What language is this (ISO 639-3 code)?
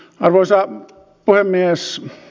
fin